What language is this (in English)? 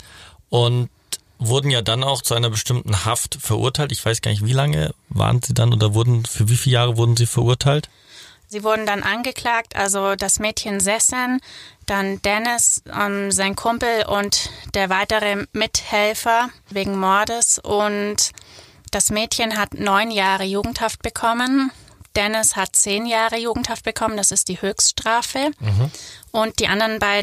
German